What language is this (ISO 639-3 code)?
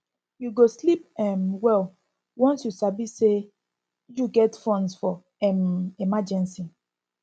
pcm